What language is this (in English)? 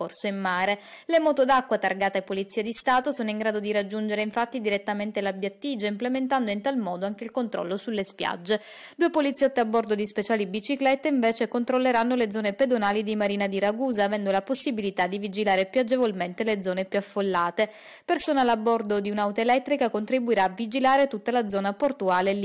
Italian